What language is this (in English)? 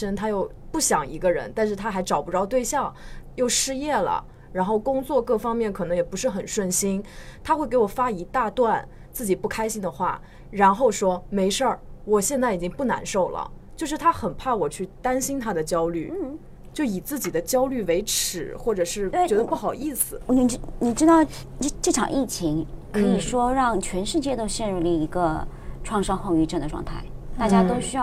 Chinese